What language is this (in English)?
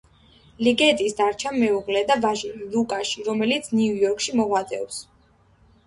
Georgian